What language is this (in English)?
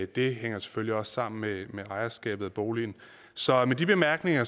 Danish